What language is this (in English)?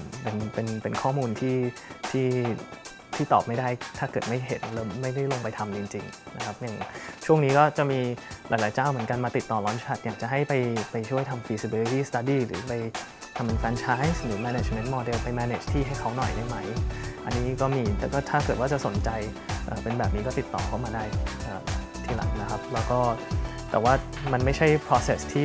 Thai